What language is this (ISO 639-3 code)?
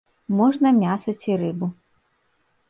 bel